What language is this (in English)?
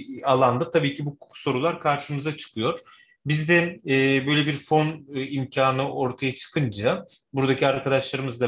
Turkish